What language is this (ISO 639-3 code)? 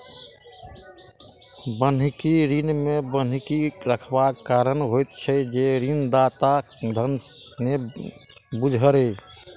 mai